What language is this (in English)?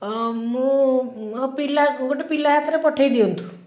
Odia